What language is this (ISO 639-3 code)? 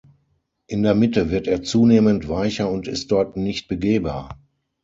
deu